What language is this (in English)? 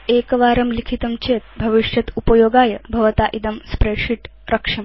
Sanskrit